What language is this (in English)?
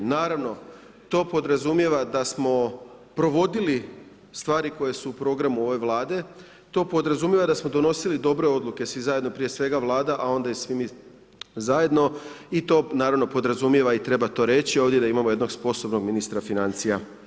Croatian